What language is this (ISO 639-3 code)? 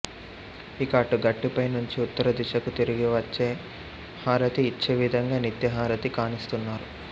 tel